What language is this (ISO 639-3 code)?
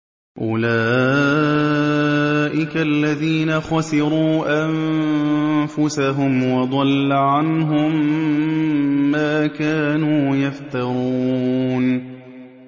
ara